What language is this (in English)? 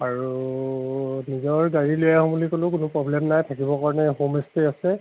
Assamese